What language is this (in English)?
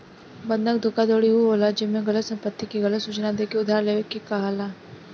Bhojpuri